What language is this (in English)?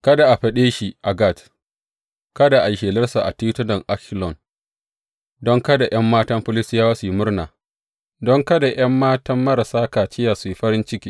Hausa